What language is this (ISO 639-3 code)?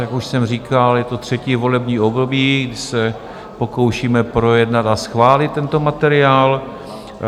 ces